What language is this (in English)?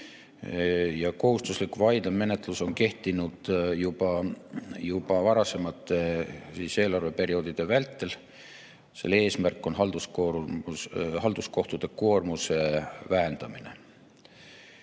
Estonian